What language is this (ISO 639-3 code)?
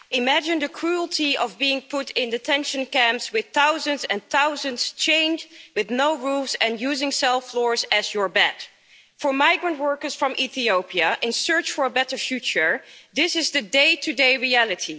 eng